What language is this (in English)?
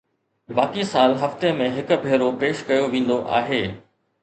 Sindhi